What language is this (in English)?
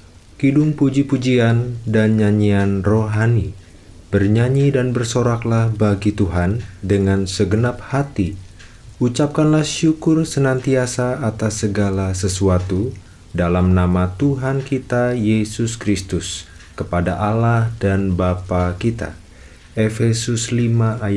Indonesian